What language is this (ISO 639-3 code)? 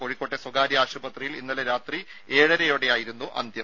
mal